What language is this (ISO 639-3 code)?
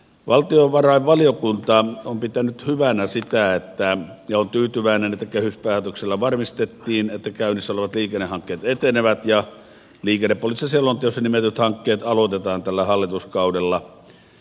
fin